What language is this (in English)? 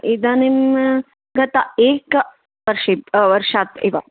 Sanskrit